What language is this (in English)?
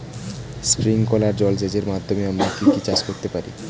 Bangla